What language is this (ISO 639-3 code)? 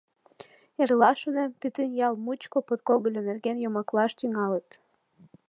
chm